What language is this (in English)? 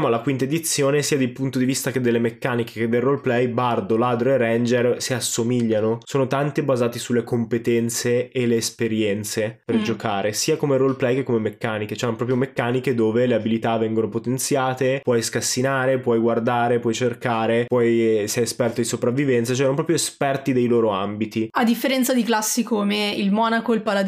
Italian